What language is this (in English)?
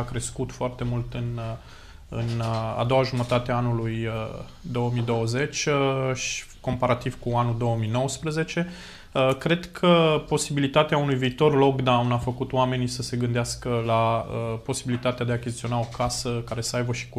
Romanian